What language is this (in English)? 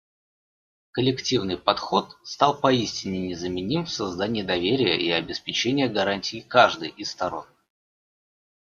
Russian